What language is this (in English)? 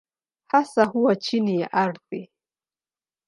Swahili